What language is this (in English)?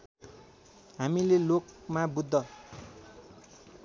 Nepali